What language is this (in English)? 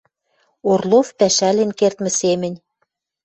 Western Mari